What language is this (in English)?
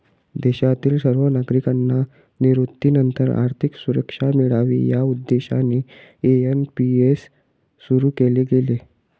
Marathi